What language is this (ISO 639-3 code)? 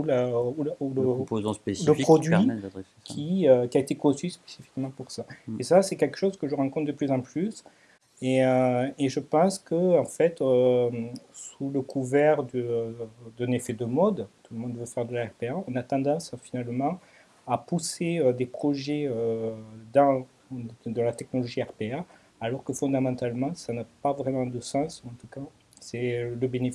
fra